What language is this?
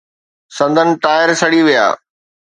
Sindhi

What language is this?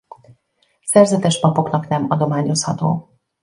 Hungarian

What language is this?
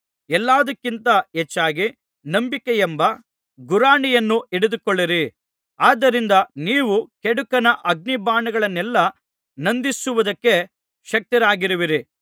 Kannada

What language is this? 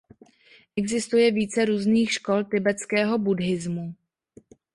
Czech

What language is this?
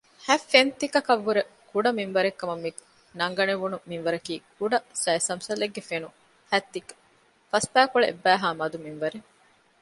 Divehi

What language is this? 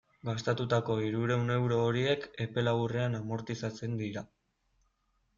Basque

